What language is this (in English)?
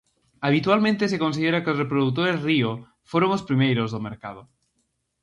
Galician